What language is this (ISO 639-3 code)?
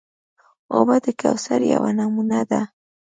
pus